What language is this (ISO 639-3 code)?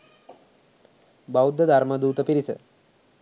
sin